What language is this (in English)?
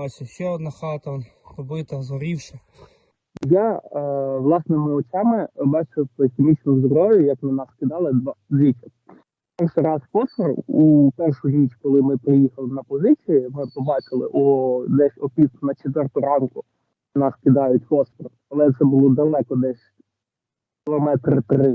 Ukrainian